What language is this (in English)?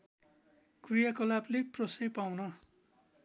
Nepali